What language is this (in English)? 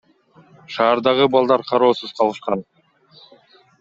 Kyrgyz